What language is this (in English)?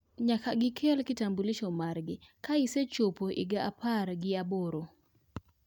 Luo (Kenya and Tanzania)